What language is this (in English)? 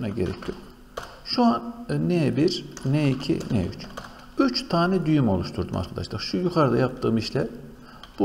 Turkish